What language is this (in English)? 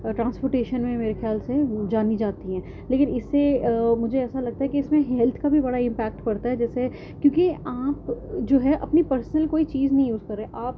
Urdu